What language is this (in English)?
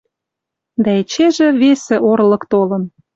Western Mari